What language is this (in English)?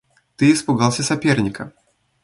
Russian